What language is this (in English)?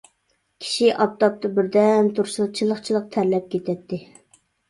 Uyghur